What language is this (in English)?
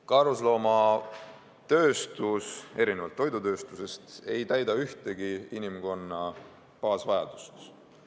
Estonian